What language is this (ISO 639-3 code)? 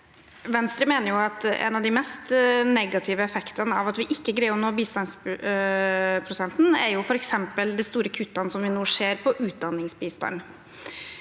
nor